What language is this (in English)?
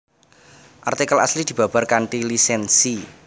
Javanese